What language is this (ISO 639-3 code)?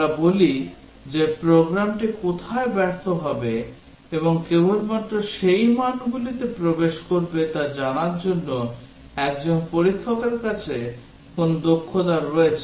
ben